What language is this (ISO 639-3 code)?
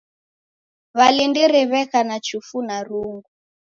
dav